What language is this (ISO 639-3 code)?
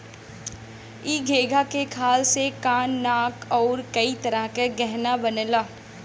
bho